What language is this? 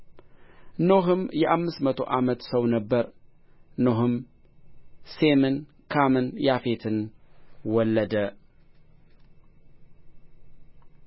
Amharic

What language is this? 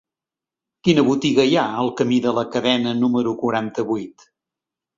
Catalan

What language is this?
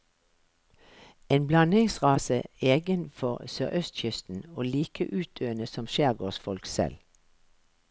Norwegian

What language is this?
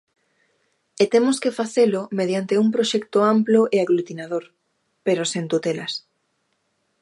Galician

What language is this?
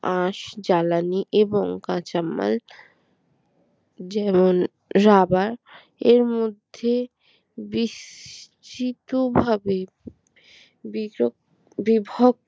Bangla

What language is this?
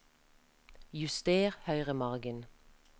Norwegian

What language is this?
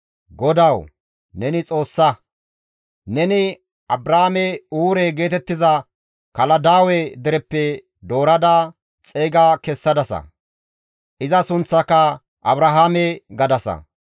Gamo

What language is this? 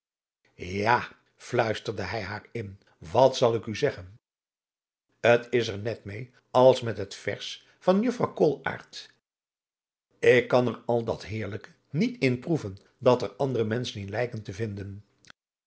Dutch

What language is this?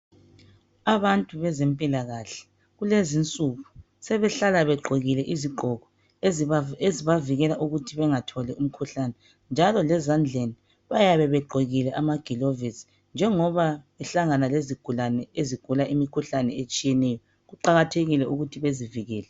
North Ndebele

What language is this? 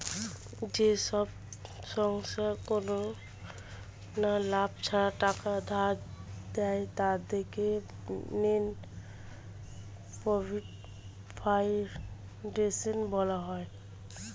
Bangla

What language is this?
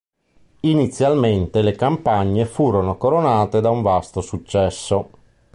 Italian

